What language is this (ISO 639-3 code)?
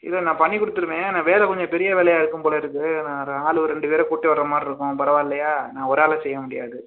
tam